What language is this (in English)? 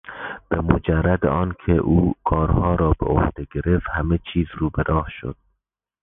Persian